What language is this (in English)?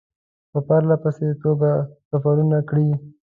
Pashto